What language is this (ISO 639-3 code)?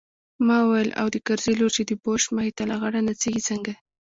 pus